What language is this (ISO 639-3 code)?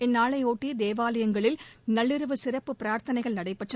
tam